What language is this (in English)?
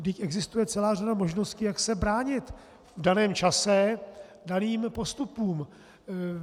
Czech